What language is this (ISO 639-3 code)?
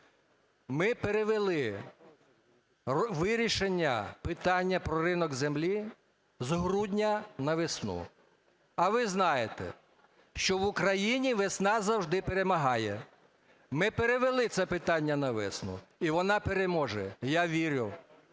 ukr